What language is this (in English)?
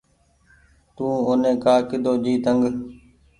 Goaria